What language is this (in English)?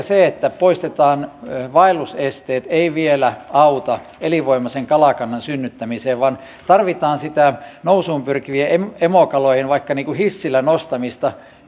Finnish